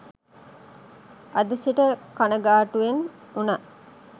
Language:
Sinhala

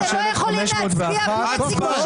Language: Hebrew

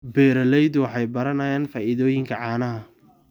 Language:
Somali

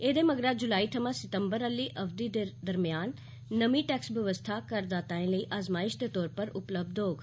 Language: Dogri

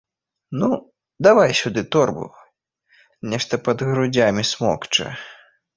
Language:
Belarusian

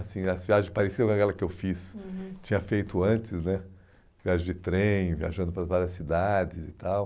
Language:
Portuguese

